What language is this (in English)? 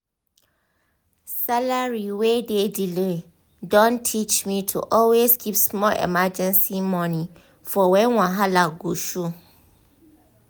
Nigerian Pidgin